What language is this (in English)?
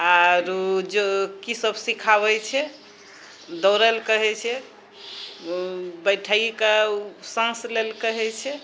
Maithili